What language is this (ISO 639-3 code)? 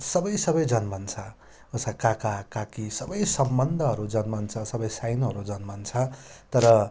nep